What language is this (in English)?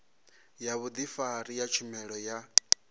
Venda